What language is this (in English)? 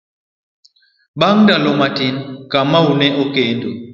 Luo (Kenya and Tanzania)